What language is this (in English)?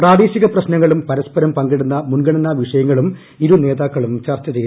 Malayalam